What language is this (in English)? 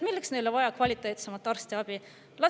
Estonian